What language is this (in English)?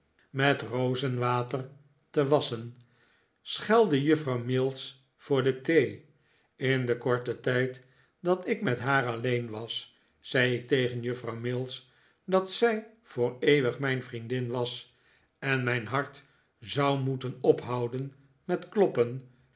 Dutch